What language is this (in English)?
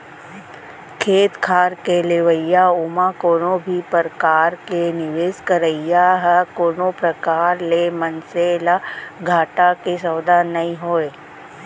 Chhattisgarhi